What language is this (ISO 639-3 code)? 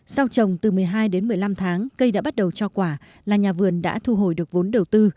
vie